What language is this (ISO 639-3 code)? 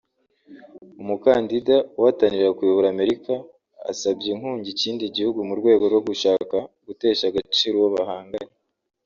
kin